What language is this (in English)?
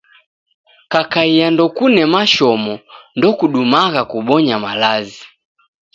Taita